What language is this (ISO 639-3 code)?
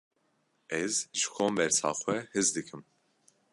kur